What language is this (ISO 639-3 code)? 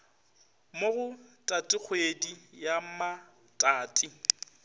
nso